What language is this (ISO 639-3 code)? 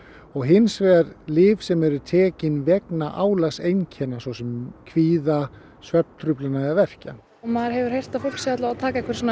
isl